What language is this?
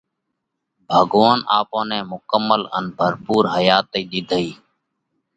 Parkari Koli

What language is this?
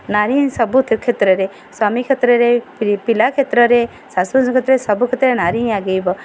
Odia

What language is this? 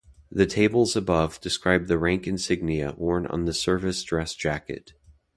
English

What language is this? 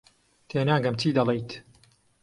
Central Kurdish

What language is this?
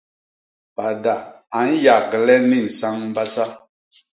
Basaa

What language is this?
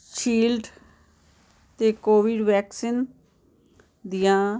Punjabi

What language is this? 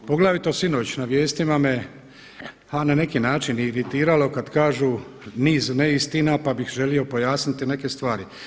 Croatian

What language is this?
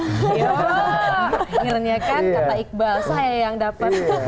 Indonesian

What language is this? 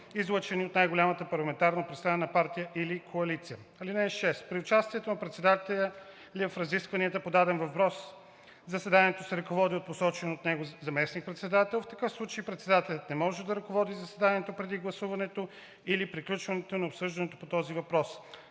Bulgarian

